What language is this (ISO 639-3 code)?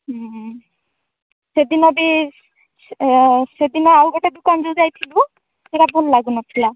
ori